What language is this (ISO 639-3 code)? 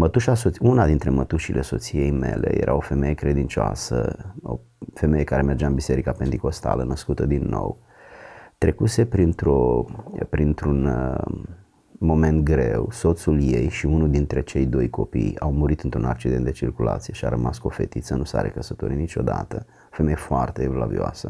ron